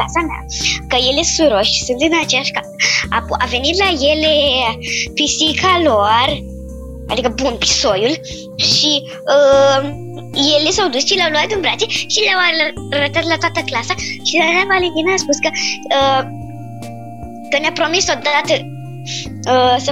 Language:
Romanian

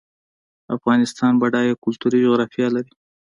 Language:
Pashto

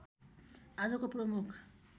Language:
Nepali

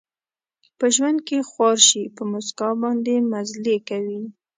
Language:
Pashto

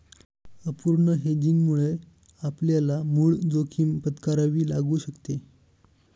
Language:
Marathi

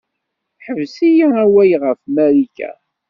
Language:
Kabyle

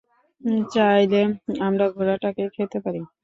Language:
Bangla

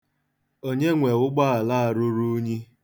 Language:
Igbo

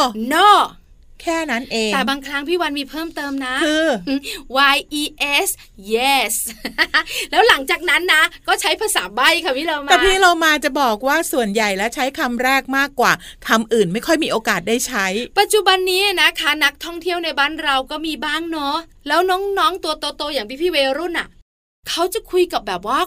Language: Thai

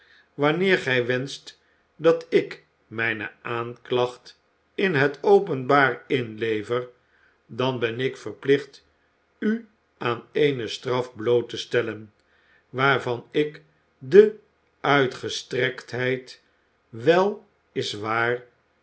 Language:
Dutch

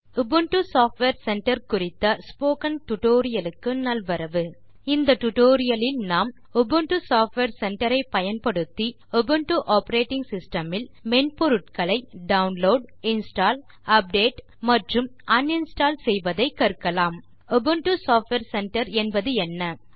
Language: Tamil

